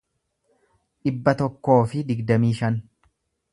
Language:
Oromo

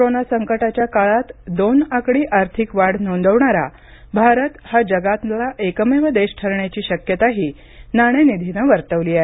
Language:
Marathi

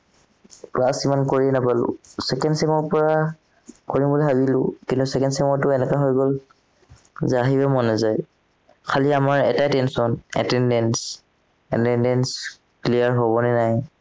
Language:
Assamese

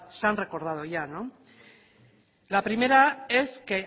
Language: Spanish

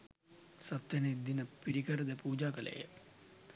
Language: Sinhala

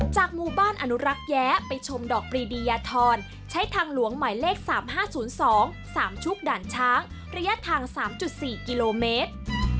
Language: Thai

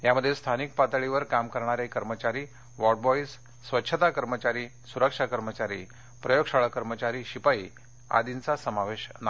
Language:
Marathi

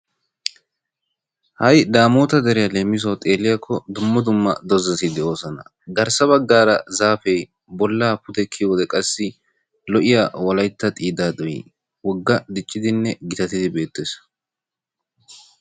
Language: Wolaytta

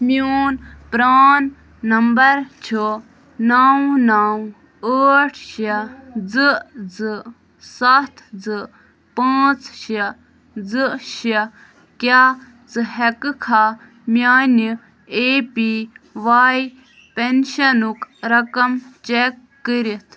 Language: Kashmiri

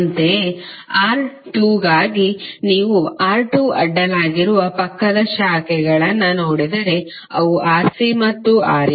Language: Kannada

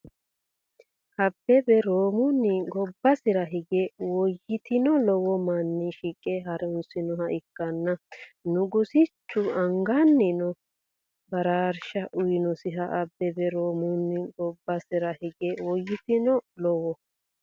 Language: Sidamo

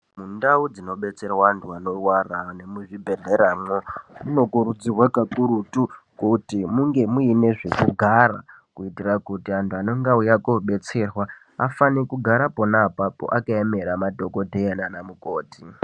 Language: Ndau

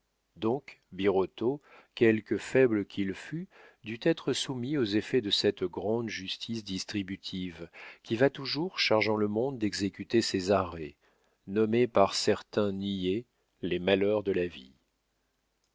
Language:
French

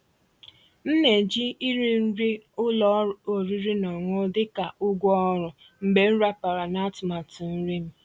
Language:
Igbo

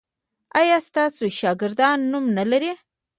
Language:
Pashto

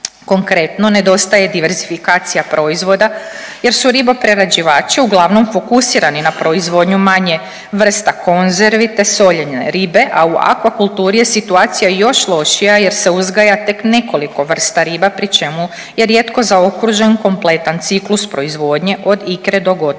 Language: Croatian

